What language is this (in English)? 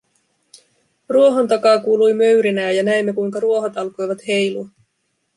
Finnish